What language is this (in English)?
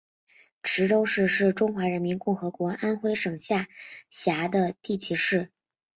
Chinese